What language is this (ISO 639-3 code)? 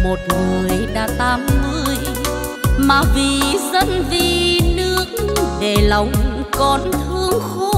vie